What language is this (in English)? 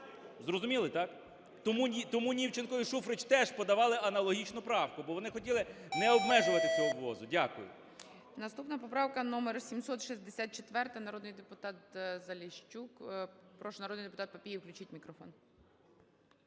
Ukrainian